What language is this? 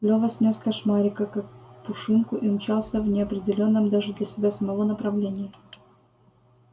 Russian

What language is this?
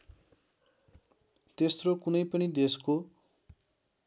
Nepali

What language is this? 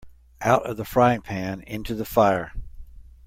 English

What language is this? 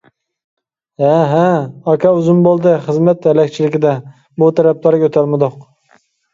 Uyghur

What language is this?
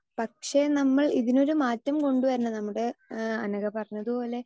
Malayalam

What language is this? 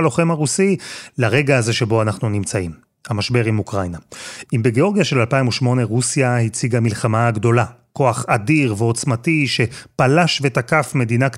Hebrew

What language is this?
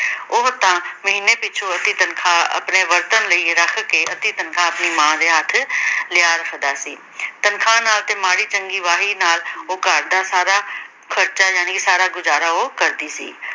Punjabi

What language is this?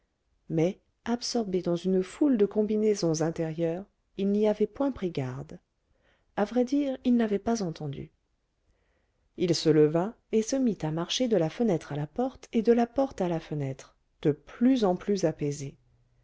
French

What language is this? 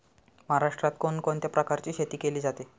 Marathi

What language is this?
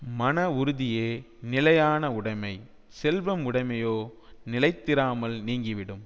Tamil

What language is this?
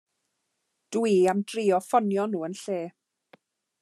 Welsh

